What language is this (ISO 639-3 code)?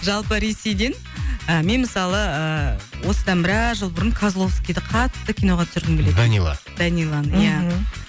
kaz